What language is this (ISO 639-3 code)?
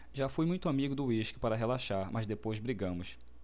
por